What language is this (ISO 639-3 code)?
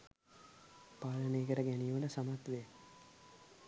sin